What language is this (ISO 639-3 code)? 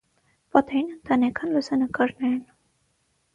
hye